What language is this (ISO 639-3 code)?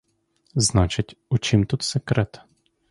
ukr